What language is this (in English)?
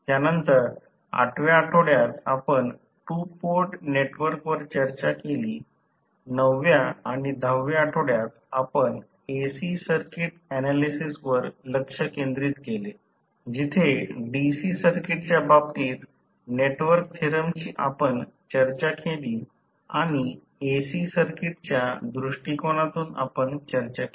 Marathi